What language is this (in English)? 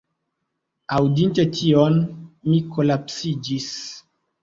Esperanto